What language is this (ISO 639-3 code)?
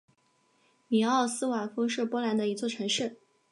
zho